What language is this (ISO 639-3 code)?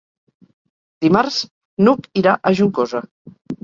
cat